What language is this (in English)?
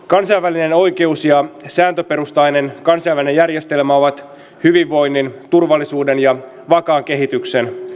Finnish